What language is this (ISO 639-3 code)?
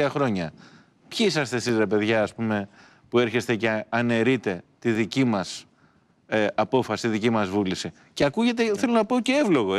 ell